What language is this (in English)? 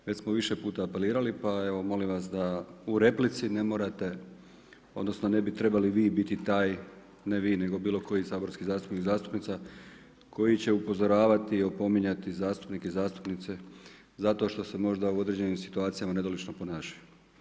Croatian